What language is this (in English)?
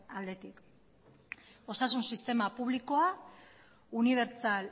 Basque